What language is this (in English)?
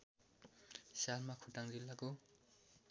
Nepali